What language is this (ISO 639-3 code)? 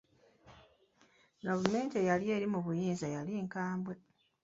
lug